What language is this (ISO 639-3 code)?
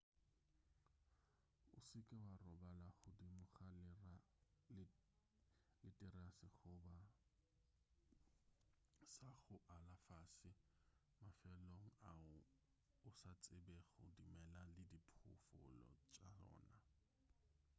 nso